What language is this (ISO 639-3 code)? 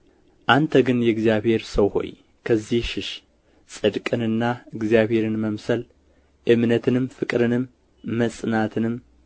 amh